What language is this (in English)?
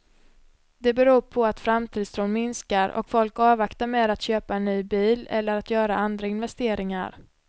Swedish